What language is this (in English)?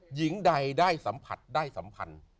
Thai